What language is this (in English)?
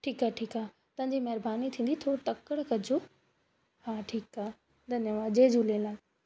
Sindhi